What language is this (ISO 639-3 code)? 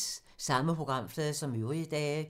dan